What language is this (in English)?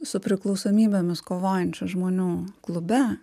Lithuanian